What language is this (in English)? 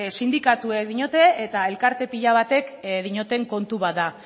Basque